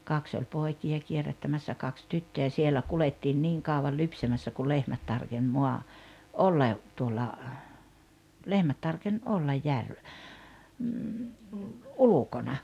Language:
Finnish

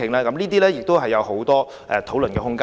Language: Cantonese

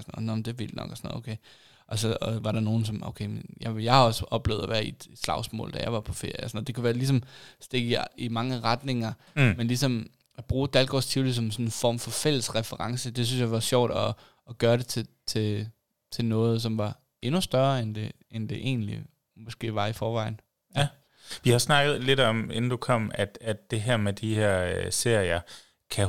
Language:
Danish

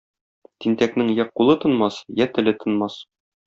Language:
Tatar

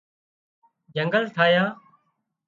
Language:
Wadiyara Koli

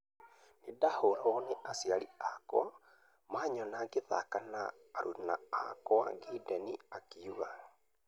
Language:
Kikuyu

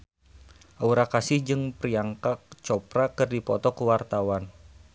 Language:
Sundanese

